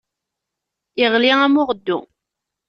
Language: Kabyle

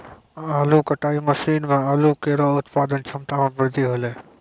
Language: Maithili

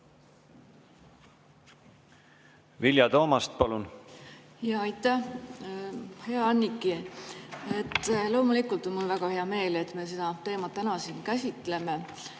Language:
Estonian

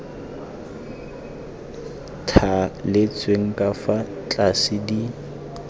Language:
Tswana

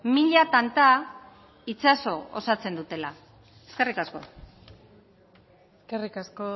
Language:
Basque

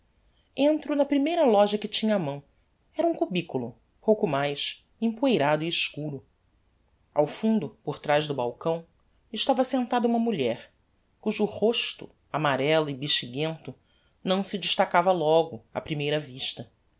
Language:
Portuguese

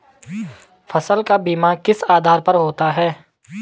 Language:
Hindi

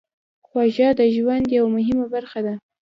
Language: Pashto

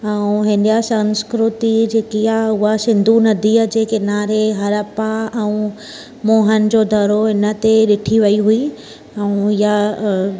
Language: Sindhi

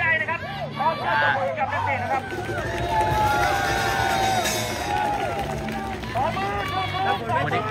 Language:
Thai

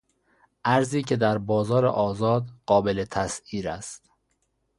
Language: Persian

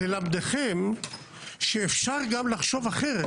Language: Hebrew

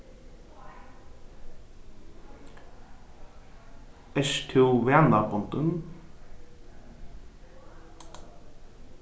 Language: Faroese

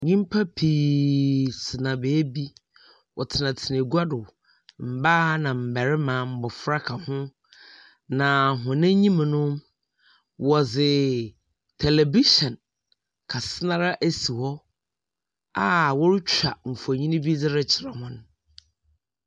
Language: Akan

